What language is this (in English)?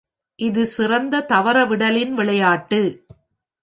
Tamil